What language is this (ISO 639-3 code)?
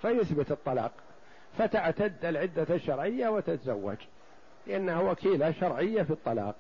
ara